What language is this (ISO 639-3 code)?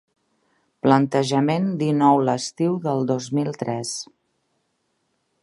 cat